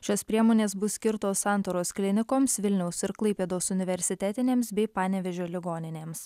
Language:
Lithuanian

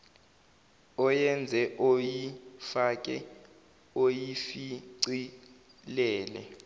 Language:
Zulu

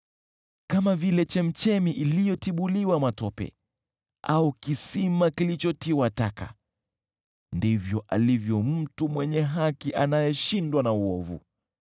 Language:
Swahili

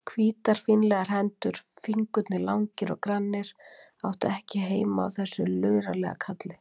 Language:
Icelandic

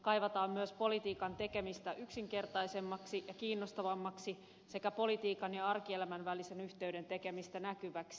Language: Finnish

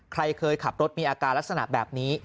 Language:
Thai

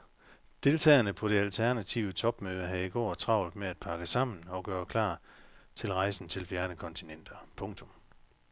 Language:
Danish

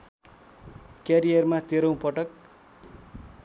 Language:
Nepali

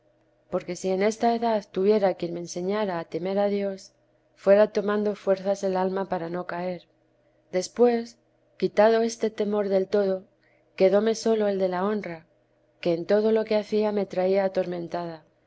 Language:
Spanish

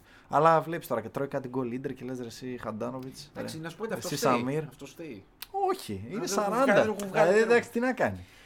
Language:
Greek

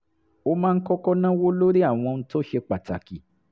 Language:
Yoruba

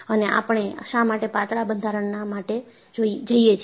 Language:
Gujarati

